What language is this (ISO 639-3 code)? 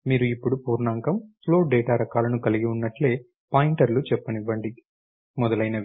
tel